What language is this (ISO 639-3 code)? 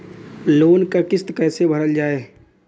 bho